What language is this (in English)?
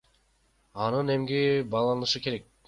Kyrgyz